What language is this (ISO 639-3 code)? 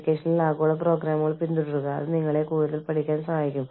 mal